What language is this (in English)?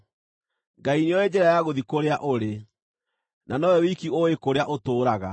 Kikuyu